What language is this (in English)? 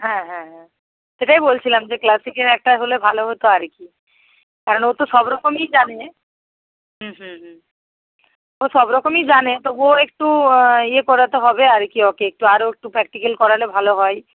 Bangla